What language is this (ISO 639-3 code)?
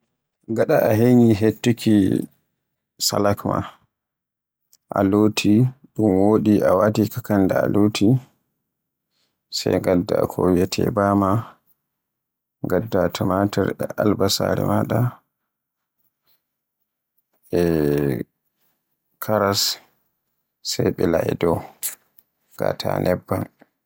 fue